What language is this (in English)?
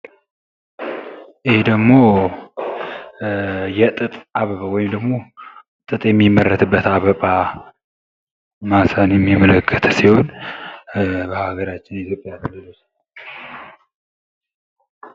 Amharic